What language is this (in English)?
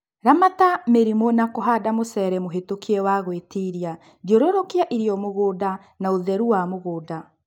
Kikuyu